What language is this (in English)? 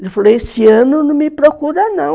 Portuguese